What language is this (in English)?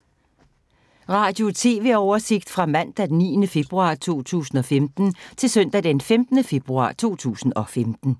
Danish